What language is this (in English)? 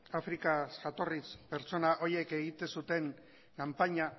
Basque